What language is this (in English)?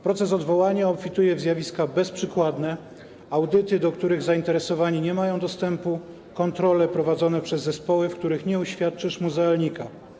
Polish